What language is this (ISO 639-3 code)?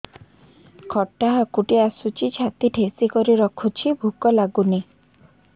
ori